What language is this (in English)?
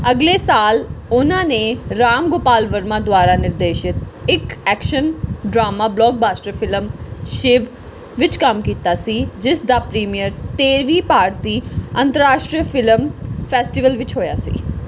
Punjabi